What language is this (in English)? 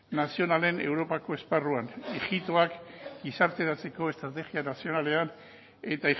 Basque